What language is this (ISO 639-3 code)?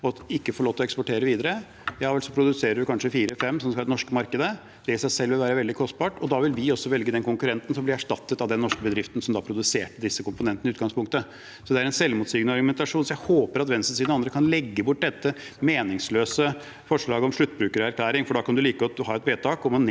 nor